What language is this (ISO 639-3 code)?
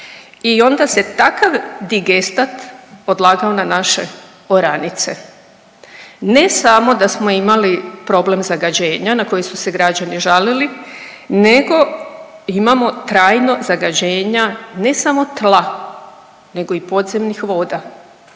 hrv